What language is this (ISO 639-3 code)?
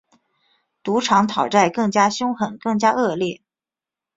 zho